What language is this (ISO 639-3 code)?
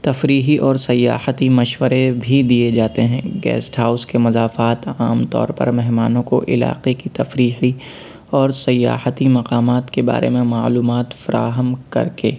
urd